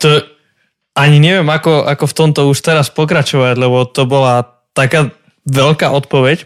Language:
Slovak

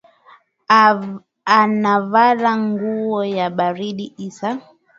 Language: Swahili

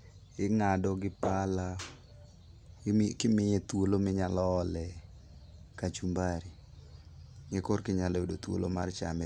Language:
Luo (Kenya and Tanzania)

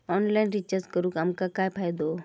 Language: Marathi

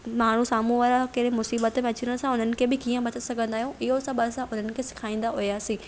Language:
Sindhi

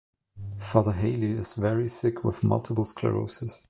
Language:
English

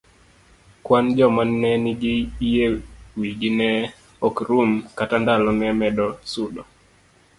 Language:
Luo (Kenya and Tanzania)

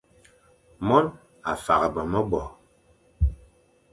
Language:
Fang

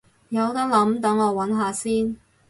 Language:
Cantonese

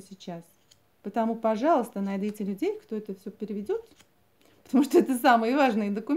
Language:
Russian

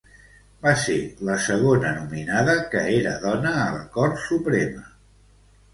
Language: Catalan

